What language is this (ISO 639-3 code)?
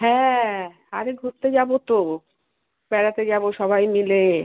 ben